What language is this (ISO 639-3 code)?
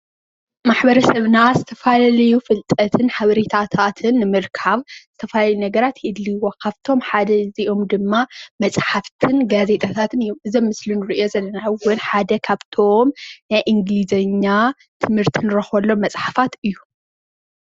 tir